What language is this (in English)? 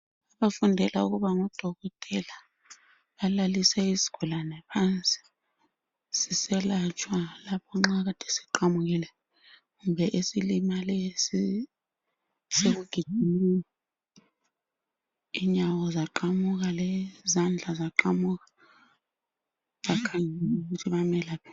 North Ndebele